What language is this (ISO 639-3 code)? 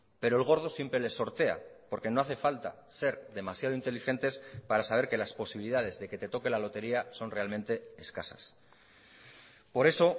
spa